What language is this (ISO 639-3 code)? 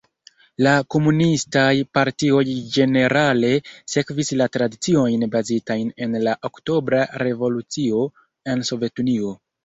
epo